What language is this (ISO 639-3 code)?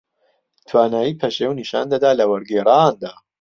ckb